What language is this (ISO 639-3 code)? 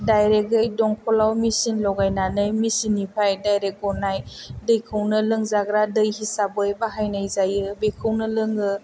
brx